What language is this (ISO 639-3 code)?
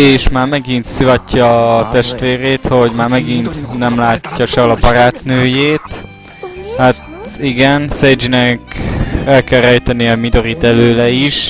hun